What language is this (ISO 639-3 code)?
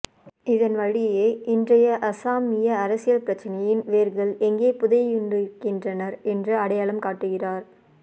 tam